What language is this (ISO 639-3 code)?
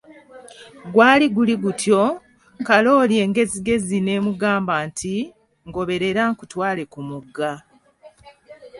lug